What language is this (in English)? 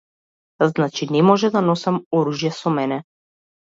Macedonian